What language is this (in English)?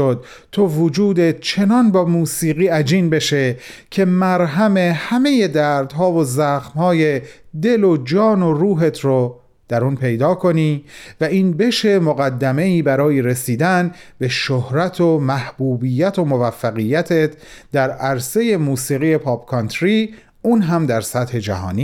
Persian